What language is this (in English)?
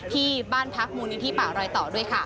Thai